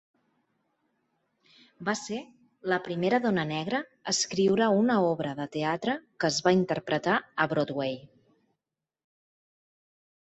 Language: Catalan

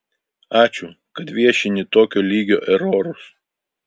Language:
Lithuanian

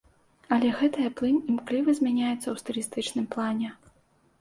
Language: Belarusian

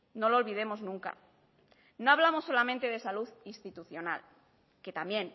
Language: Spanish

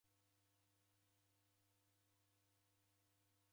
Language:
Taita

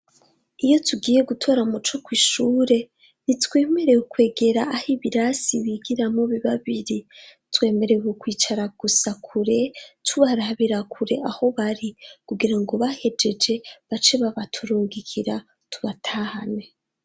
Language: Rundi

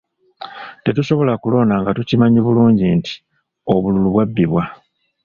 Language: Ganda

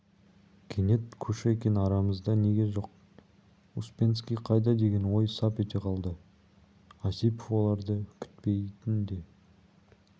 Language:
Kazakh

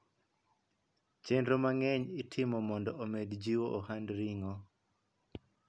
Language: Luo (Kenya and Tanzania)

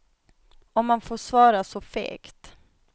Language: Swedish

